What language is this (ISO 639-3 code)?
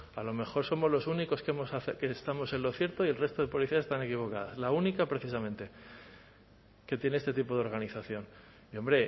spa